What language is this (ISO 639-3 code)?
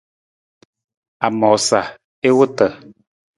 nmz